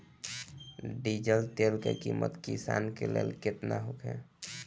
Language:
Bhojpuri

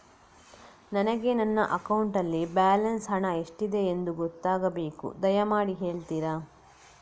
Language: Kannada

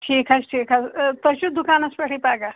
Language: Kashmiri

